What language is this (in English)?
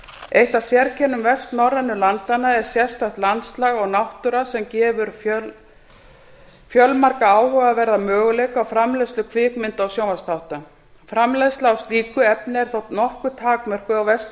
Icelandic